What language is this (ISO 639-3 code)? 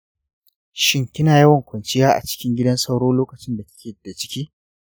hau